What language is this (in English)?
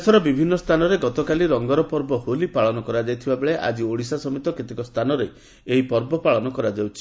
Odia